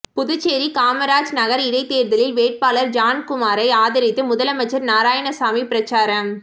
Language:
Tamil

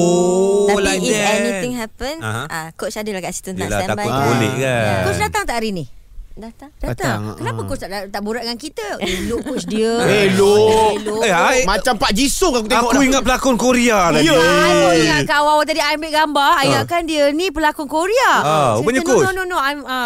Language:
Malay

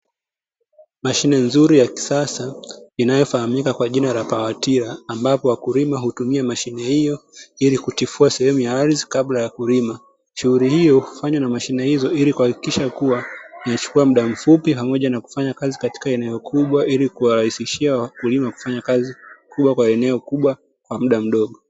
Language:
Swahili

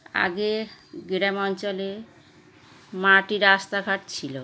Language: Bangla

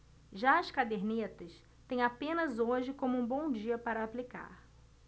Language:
Portuguese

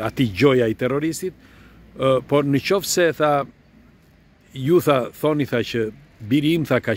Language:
Romanian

